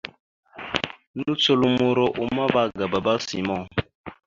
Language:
Mada (Cameroon)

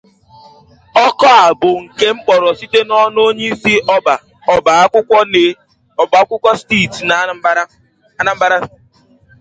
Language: Igbo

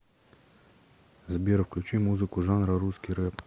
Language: Russian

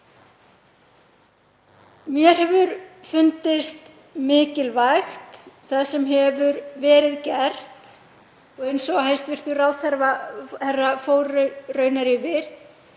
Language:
Icelandic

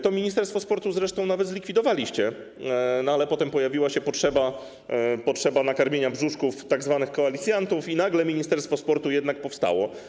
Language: Polish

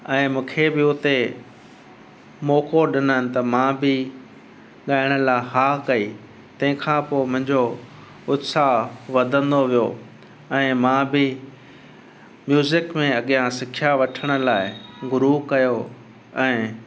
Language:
Sindhi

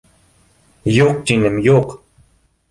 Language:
Bashkir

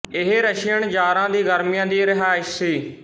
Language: Punjabi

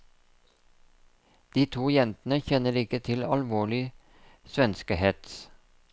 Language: Norwegian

